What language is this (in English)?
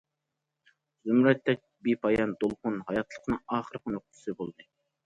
Uyghur